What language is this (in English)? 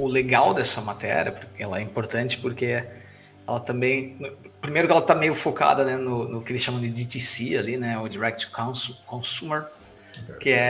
Portuguese